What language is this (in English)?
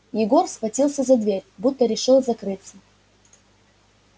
Russian